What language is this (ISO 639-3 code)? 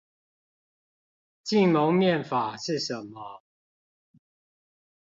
zho